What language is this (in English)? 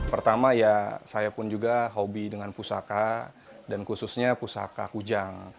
Indonesian